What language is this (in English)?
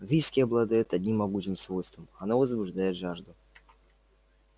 Russian